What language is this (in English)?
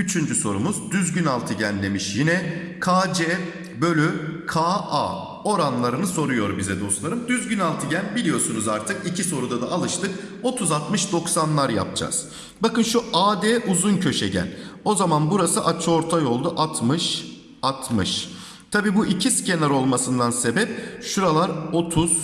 Turkish